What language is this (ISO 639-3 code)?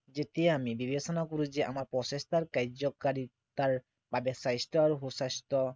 asm